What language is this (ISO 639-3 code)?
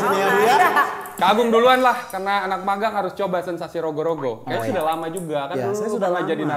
ind